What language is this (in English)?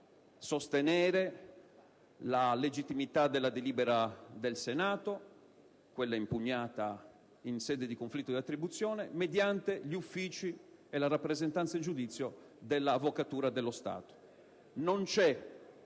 Italian